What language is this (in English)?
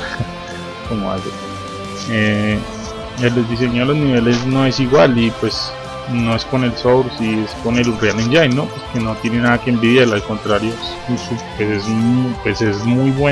Spanish